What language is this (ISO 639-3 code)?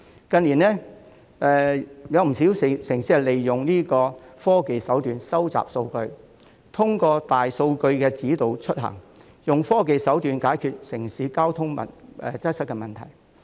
yue